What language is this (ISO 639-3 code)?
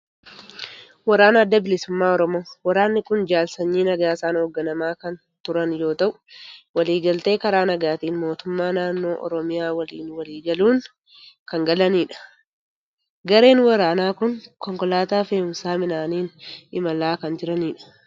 orm